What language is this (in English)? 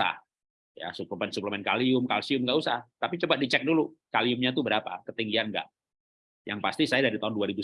Indonesian